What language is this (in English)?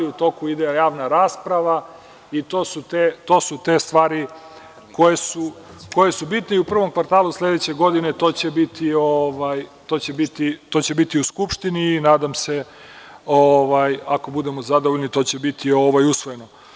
Serbian